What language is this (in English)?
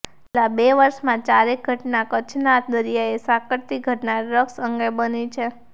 Gujarati